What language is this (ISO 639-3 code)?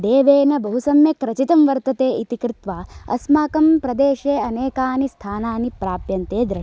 san